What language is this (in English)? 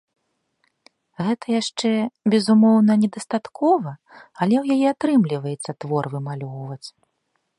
Belarusian